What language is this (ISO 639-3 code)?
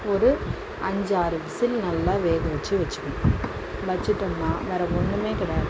tam